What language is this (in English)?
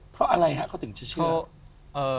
Thai